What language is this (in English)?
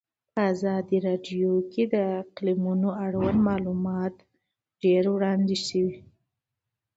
Pashto